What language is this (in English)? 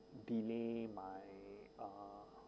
English